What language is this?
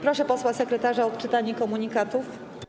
Polish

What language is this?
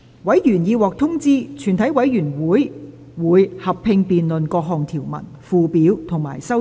Cantonese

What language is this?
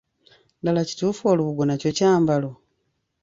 Ganda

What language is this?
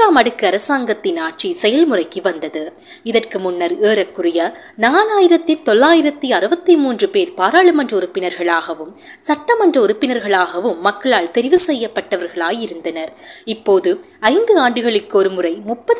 Tamil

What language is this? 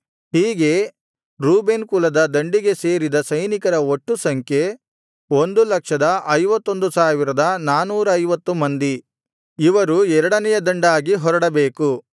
Kannada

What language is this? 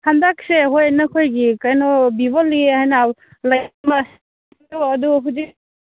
Manipuri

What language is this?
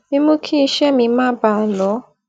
Yoruba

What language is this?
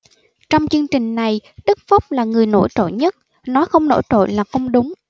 Vietnamese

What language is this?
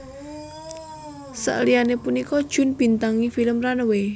Javanese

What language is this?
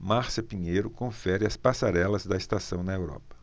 Portuguese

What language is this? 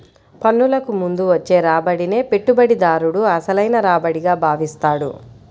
Telugu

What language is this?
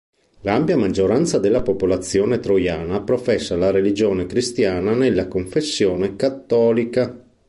Italian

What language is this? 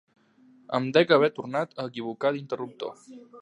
Catalan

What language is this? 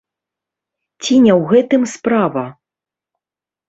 Belarusian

